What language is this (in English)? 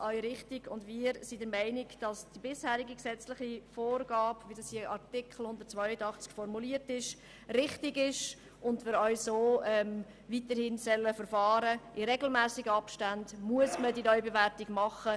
Swiss German